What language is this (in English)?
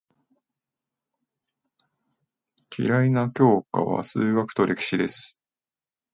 Japanese